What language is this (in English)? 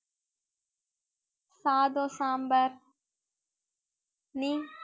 Tamil